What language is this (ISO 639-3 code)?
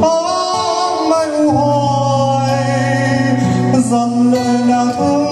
vie